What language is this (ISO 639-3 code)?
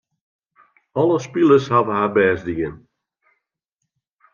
fry